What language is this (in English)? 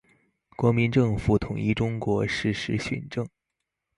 Chinese